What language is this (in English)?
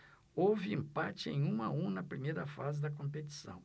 Portuguese